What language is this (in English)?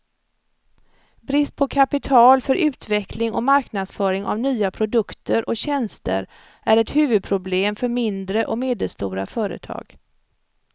Swedish